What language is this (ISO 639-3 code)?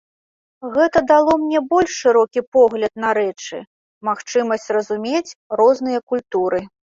bel